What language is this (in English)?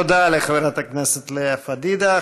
Hebrew